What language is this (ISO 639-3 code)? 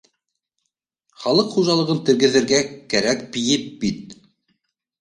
bak